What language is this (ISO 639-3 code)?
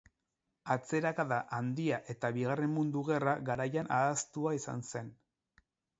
eus